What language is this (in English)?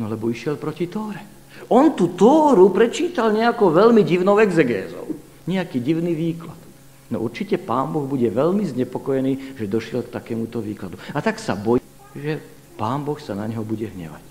Slovak